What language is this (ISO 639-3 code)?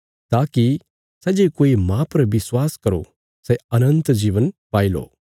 kfs